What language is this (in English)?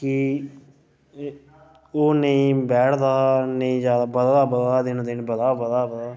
Dogri